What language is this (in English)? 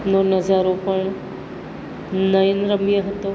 Gujarati